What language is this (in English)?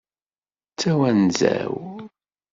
Kabyle